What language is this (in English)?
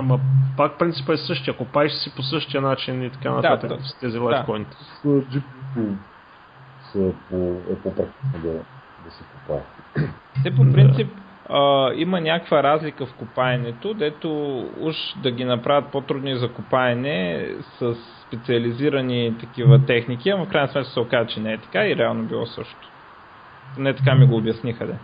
Bulgarian